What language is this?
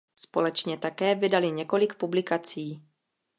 Czech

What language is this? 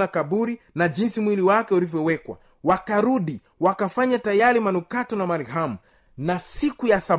Swahili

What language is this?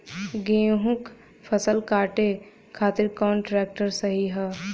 Bhojpuri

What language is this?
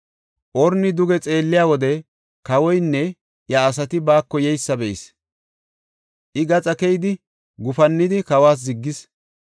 Gofa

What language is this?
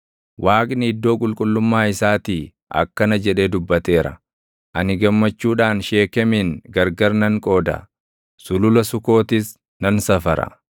Oromo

